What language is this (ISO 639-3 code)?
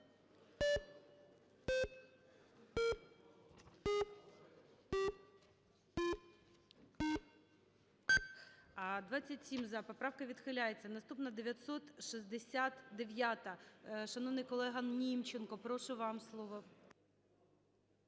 ukr